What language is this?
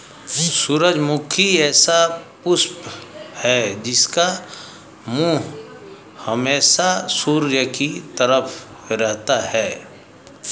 Hindi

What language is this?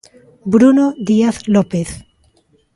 Galician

